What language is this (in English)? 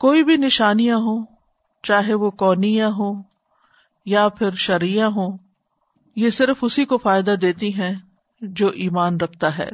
Urdu